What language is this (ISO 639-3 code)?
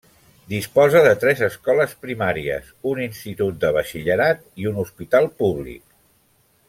cat